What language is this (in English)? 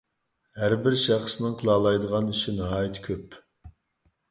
Uyghur